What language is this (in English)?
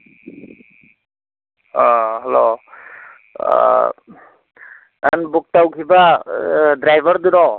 Manipuri